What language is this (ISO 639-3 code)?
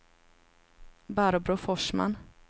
swe